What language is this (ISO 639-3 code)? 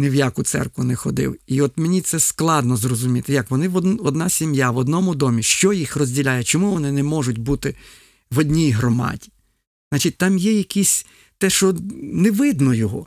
ukr